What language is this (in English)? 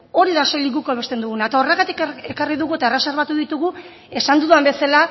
Basque